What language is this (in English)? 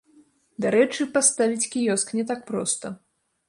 Belarusian